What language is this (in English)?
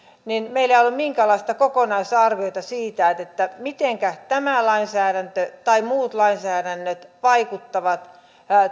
Finnish